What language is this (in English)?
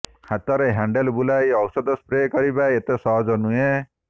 Odia